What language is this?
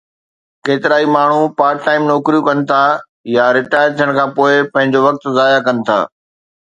Sindhi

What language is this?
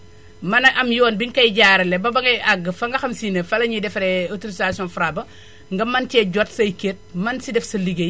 Wolof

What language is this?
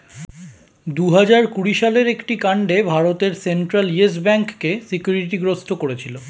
Bangla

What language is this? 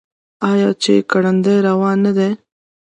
Pashto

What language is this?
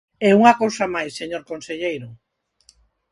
Galician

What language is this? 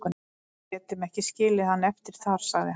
Icelandic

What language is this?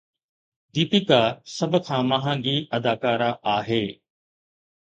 Sindhi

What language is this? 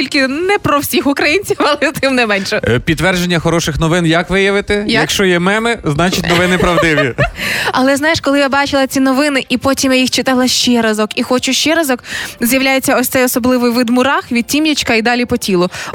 Ukrainian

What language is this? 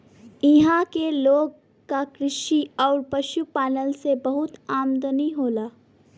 Bhojpuri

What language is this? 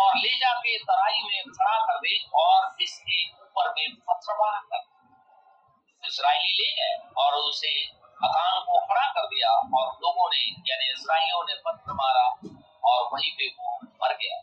Hindi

